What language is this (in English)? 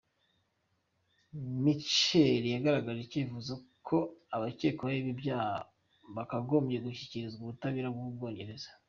Kinyarwanda